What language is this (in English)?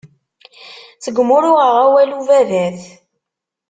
Kabyle